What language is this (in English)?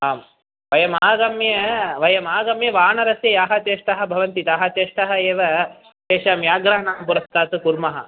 Sanskrit